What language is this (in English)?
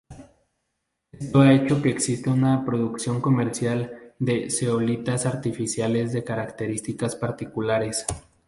Spanish